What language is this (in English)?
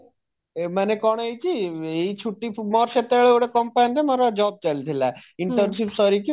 Odia